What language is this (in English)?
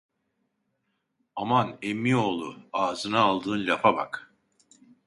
Turkish